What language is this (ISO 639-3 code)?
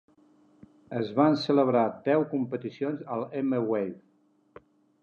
cat